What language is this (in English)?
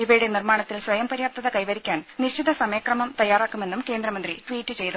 Malayalam